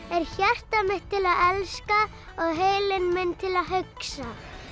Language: Icelandic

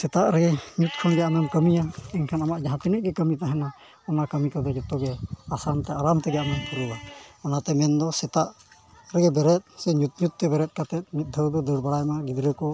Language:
Santali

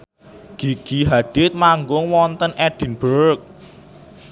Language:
Javanese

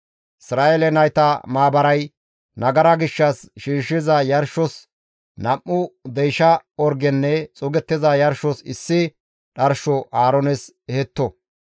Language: Gamo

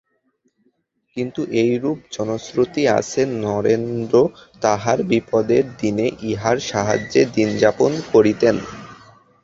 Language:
Bangla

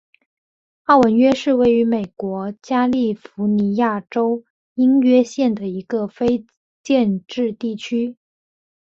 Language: Chinese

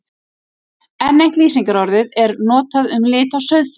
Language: Icelandic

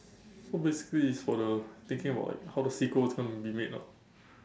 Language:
English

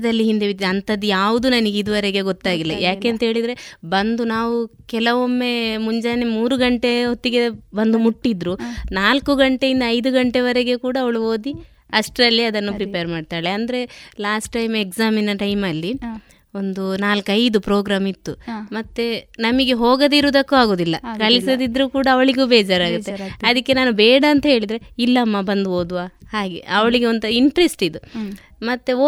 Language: Kannada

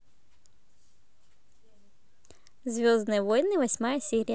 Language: Russian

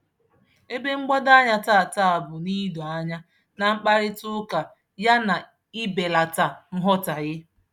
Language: Igbo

